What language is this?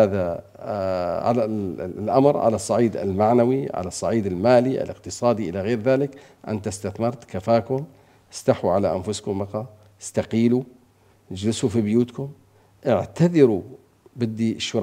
Arabic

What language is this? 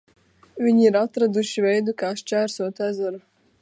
Latvian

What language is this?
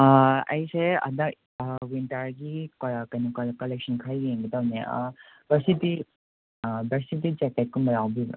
Manipuri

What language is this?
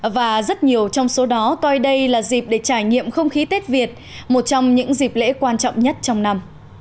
Vietnamese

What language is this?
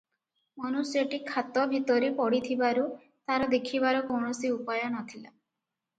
Odia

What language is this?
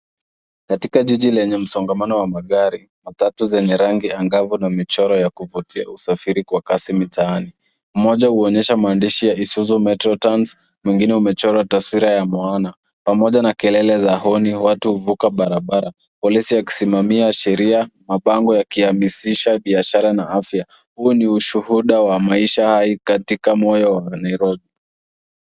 Swahili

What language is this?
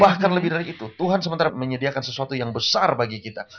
Indonesian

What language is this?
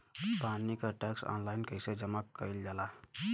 Bhojpuri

